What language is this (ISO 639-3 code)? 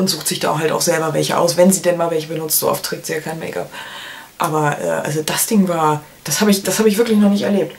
deu